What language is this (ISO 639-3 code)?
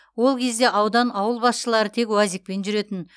kaz